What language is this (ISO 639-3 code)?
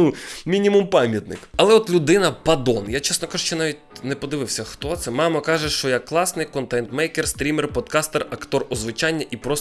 ukr